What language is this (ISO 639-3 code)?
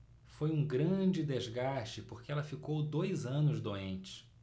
por